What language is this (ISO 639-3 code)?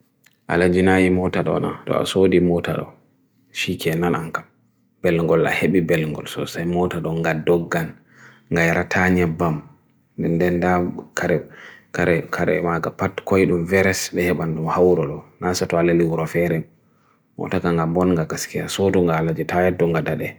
fui